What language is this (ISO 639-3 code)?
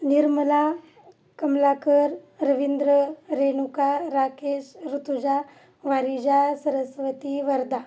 mar